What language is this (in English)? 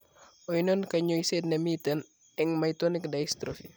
Kalenjin